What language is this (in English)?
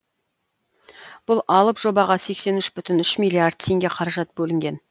Kazakh